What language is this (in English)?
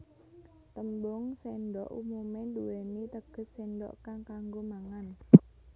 Javanese